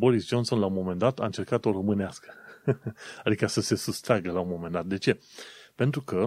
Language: Romanian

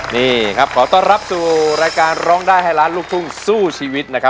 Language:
Thai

